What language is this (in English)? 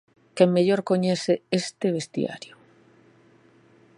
Galician